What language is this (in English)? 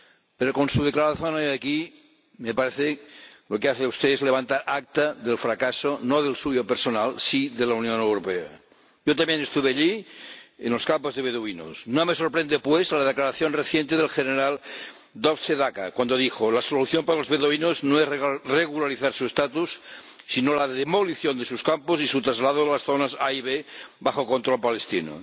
Spanish